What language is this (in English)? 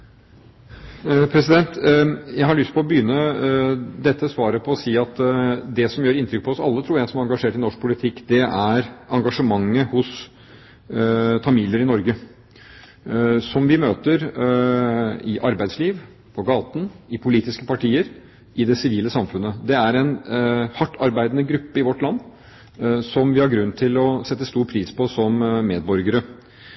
Norwegian Bokmål